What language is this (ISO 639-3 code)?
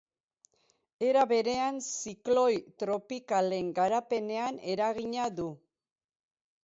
eus